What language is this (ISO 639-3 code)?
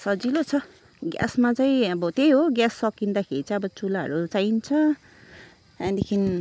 nep